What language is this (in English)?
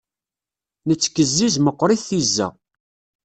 Kabyle